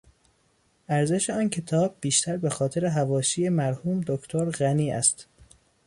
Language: Persian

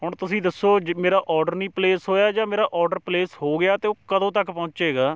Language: Punjabi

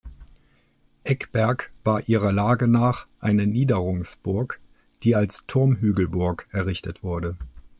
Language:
German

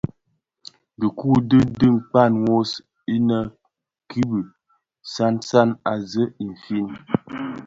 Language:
Bafia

